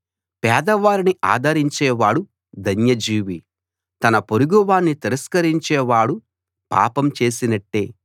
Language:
Telugu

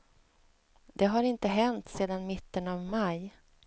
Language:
Swedish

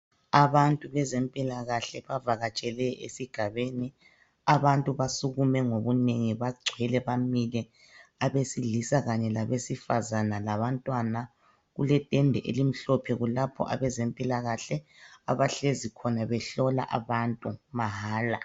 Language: North Ndebele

